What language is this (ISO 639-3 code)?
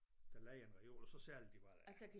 dan